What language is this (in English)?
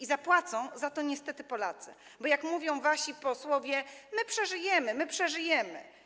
Polish